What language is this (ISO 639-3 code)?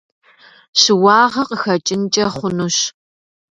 kbd